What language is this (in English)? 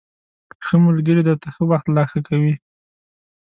Pashto